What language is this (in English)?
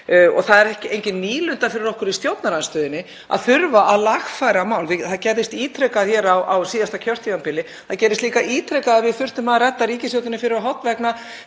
Icelandic